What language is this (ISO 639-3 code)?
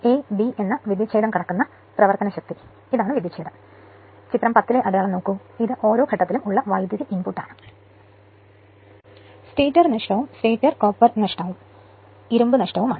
mal